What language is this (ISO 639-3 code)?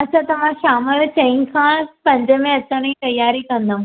snd